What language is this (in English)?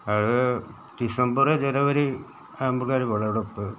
Malayalam